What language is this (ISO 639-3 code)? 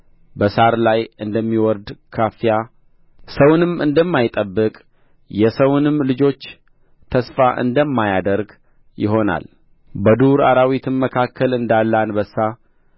amh